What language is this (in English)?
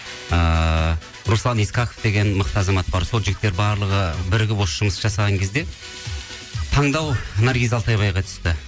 Kazakh